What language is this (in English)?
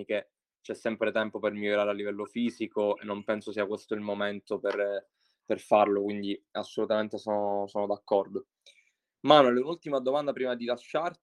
Italian